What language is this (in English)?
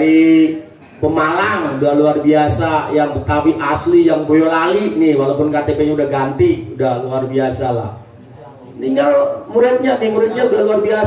Indonesian